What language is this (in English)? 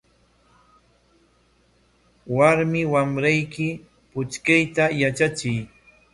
Corongo Ancash Quechua